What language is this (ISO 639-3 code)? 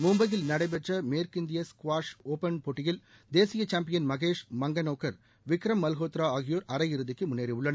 tam